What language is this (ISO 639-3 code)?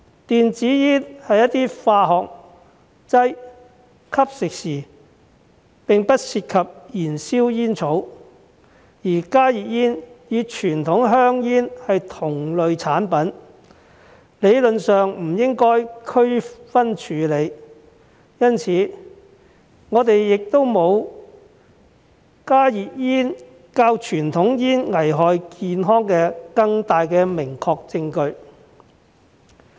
yue